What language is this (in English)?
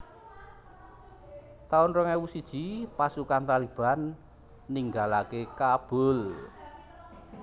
Javanese